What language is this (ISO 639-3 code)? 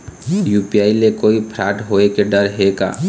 hne